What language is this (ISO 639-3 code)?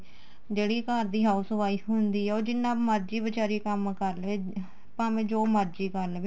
pan